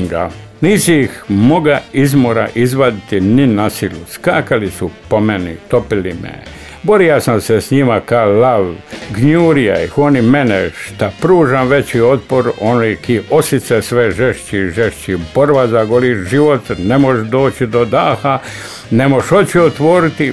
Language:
Croatian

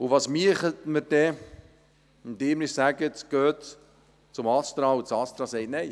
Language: Swiss German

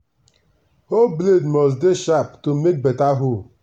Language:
Nigerian Pidgin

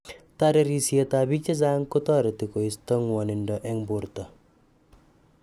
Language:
Kalenjin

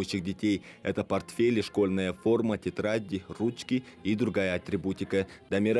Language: Russian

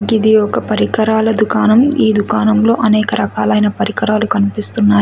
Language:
Telugu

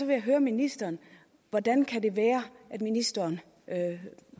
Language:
Danish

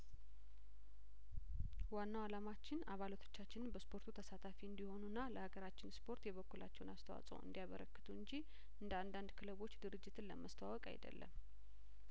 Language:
Amharic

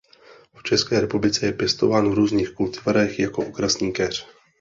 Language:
Czech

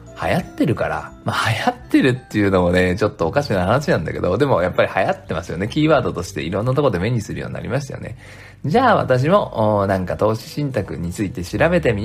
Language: Japanese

